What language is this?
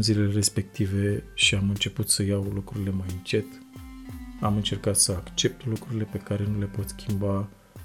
Romanian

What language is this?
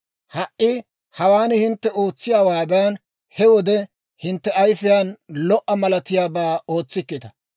Dawro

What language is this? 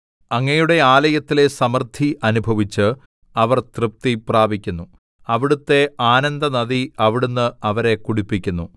Malayalam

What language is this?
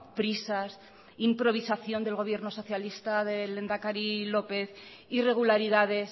Spanish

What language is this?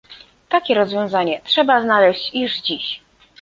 Polish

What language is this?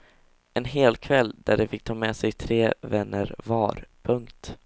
Swedish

